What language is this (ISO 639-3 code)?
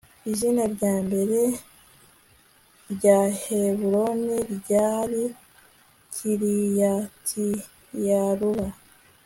kin